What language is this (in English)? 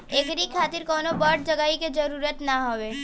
Bhojpuri